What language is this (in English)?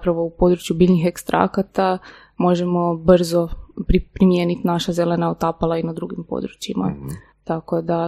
Croatian